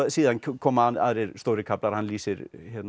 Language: Icelandic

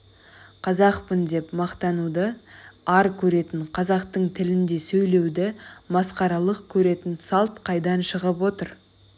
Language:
Kazakh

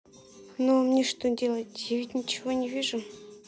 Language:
Russian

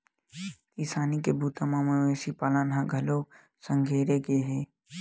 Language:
Chhattisgarhi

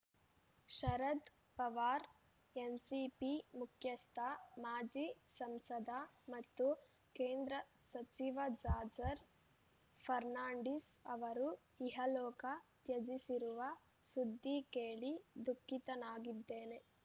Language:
Kannada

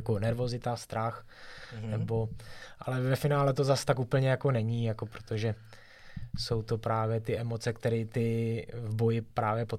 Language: Czech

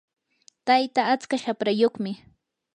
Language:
Yanahuanca Pasco Quechua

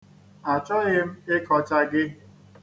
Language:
Igbo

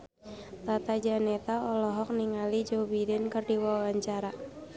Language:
Sundanese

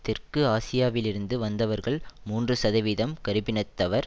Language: Tamil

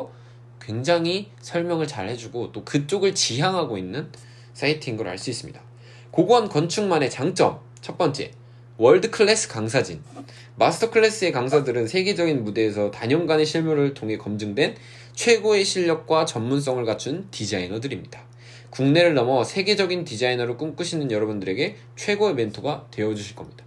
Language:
Korean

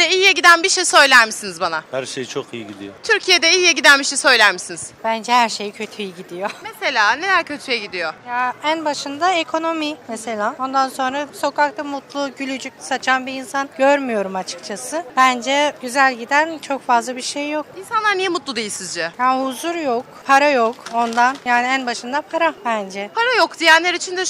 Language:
Turkish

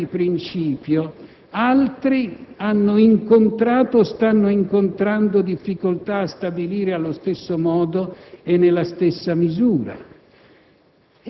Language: Italian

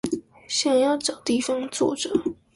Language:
Chinese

